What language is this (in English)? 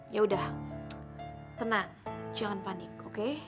Indonesian